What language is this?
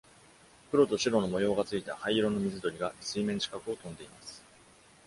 Japanese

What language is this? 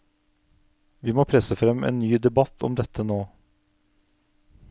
Norwegian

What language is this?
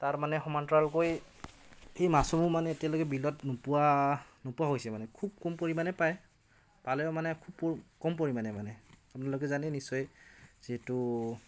Assamese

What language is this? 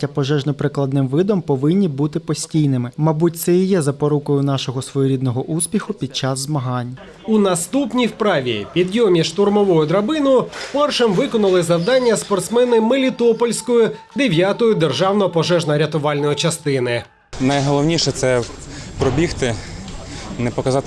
Ukrainian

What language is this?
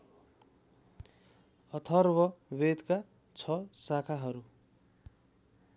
Nepali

